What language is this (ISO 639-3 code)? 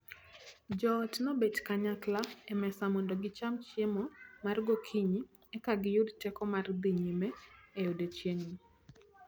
luo